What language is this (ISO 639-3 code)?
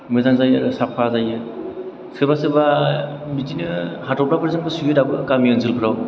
brx